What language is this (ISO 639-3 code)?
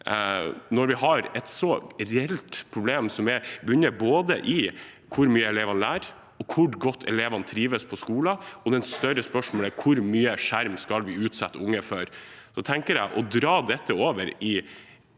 nor